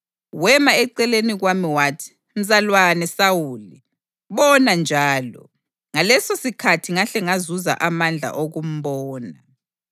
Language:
North Ndebele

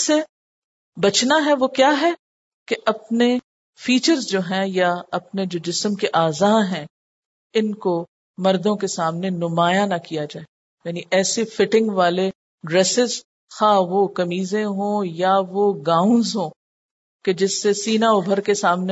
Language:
Urdu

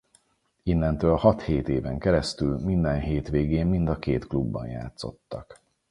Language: Hungarian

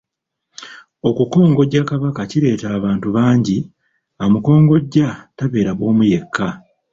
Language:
Ganda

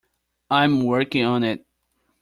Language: English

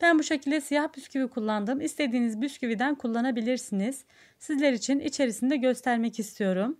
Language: Turkish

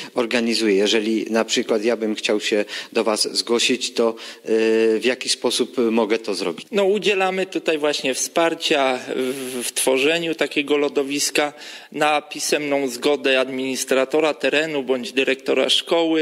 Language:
Polish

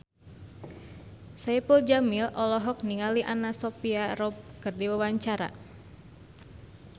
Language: Sundanese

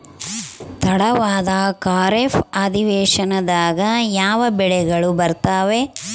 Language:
Kannada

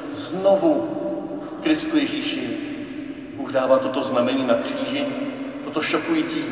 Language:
Czech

